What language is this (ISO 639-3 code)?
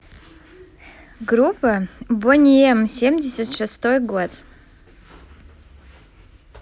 rus